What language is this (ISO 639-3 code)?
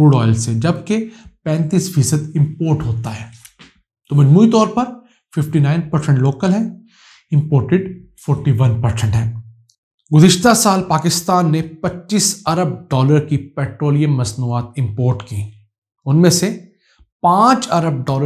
hin